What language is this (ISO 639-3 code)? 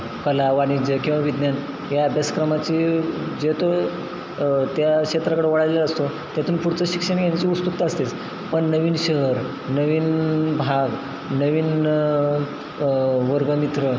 mar